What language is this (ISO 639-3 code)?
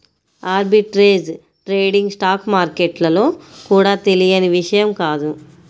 tel